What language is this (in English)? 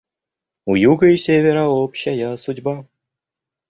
Russian